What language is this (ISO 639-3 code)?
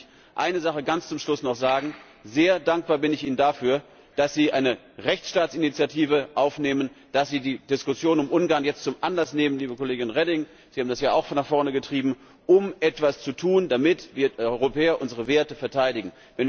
deu